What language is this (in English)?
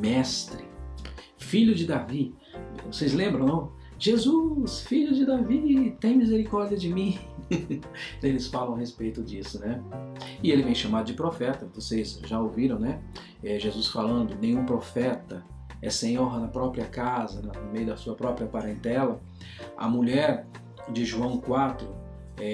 Portuguese